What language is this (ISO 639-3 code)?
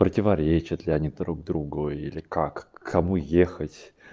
rus